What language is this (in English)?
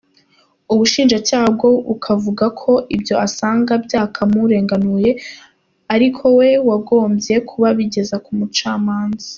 Kinyarwanda